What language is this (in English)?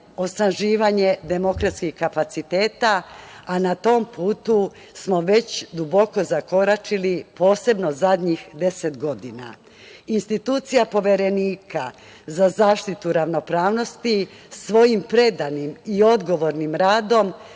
Serbian